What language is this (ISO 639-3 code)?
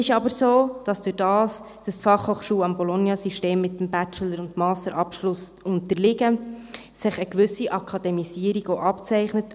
gsw